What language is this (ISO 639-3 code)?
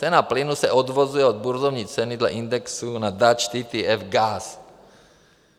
ces